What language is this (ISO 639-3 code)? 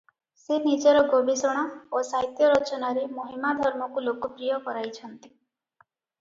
ori